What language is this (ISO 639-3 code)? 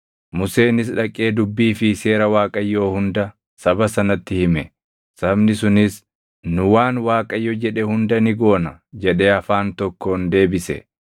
orm